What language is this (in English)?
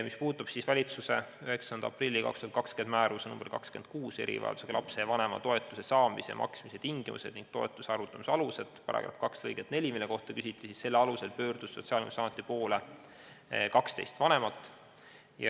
Estonian